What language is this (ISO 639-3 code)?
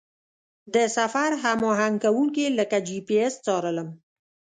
pus